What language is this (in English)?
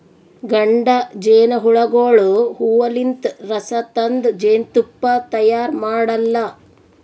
Kannada